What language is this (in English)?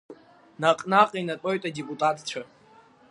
Abkhazian